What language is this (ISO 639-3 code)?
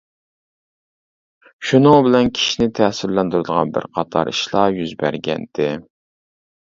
uig